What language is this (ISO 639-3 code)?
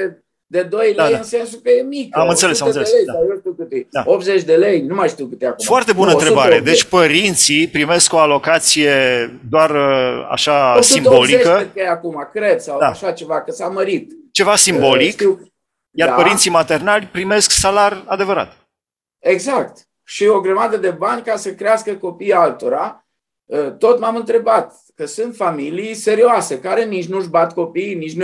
ron